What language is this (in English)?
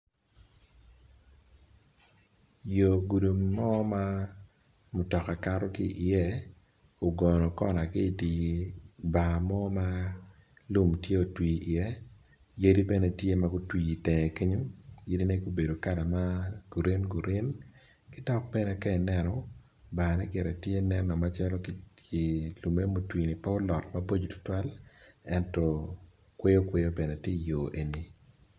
Acoli